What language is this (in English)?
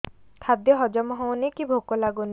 Odia